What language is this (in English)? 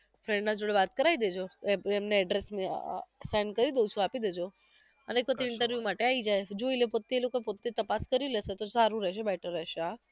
Gujarati